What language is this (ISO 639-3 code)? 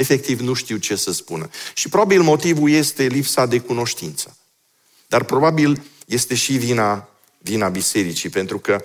ron